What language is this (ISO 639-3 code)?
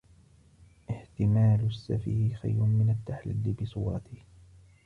ara